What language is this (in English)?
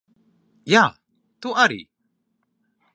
Latvian